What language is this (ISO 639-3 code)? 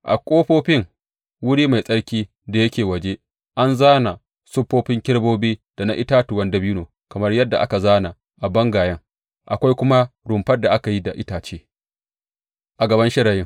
hau